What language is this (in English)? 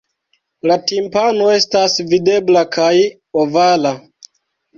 Esperanto